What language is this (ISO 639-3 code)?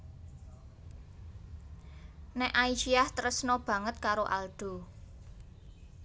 jav